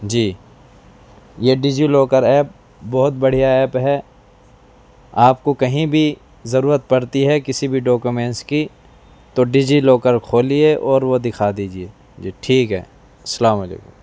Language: Urdu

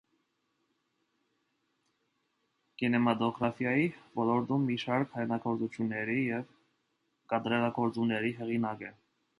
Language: Armenian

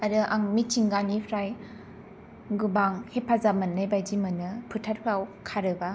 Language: Bodo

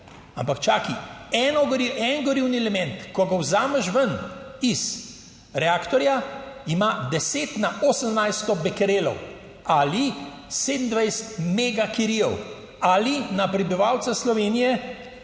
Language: Slovenian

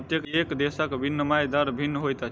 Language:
Maithili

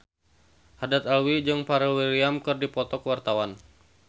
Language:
Sundanese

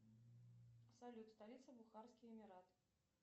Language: Russian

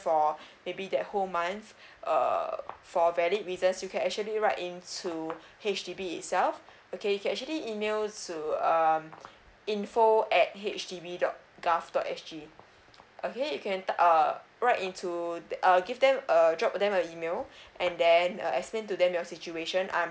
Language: English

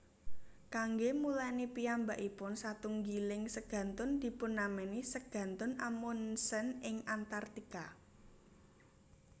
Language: Javanese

